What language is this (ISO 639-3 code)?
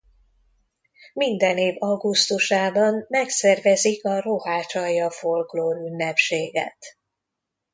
hun